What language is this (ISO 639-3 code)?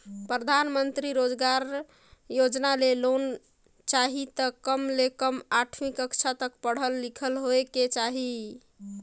hne